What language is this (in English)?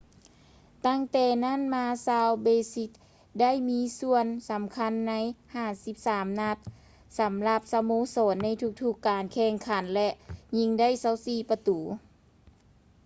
Lao